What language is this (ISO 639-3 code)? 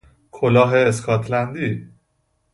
fas